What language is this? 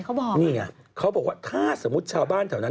Thai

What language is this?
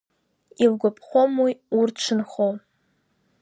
Abkhazian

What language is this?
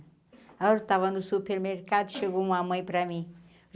Portuguese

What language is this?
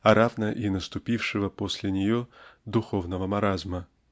Russian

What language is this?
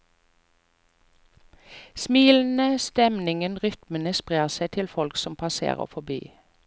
Norwegian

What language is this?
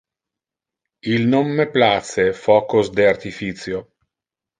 Interlingua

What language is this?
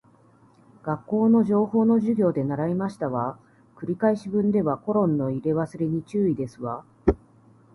Japanese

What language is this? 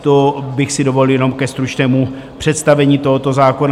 Czech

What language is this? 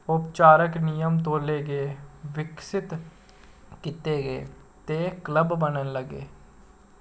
Dogri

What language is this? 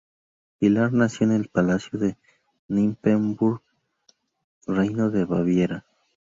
Spanish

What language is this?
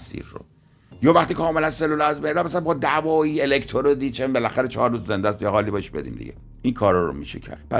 Persian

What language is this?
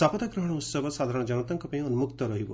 Odia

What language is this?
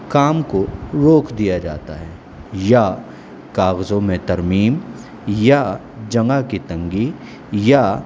Urdu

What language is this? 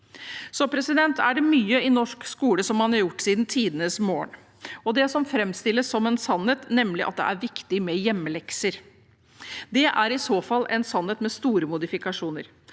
Norwegian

